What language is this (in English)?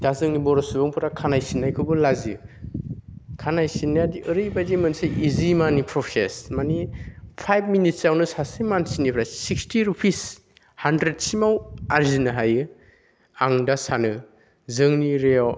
Bodo